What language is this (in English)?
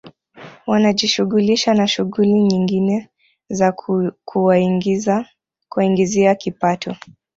Swahili